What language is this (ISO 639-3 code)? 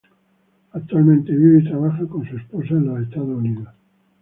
spa